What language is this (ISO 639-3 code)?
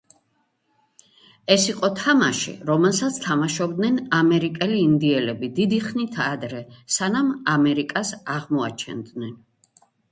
kat